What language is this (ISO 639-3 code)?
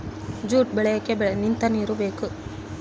kan